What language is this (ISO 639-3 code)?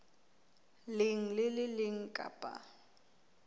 sot